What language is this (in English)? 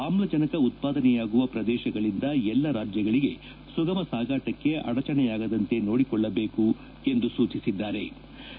Kannada